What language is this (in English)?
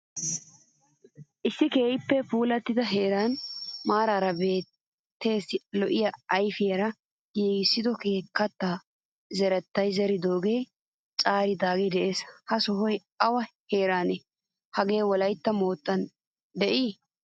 Wolaytta